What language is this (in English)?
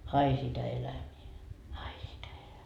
Finnish